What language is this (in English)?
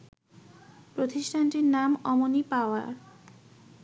Bangla